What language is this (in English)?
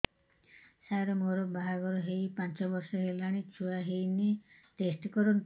Odia